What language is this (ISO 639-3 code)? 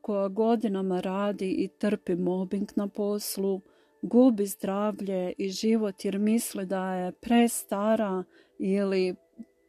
hrv